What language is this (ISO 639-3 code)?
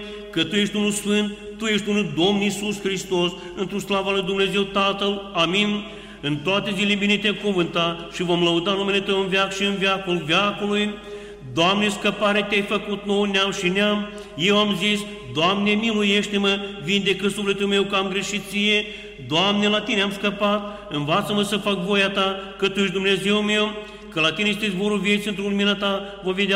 ron